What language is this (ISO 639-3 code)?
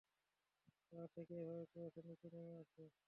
ben